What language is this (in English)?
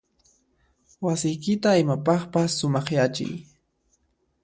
Puno Quechua